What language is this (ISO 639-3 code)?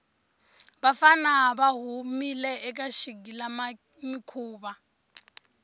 tso